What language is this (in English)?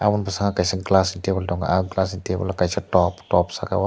Kok Borok